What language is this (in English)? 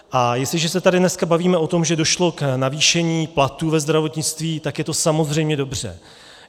Czech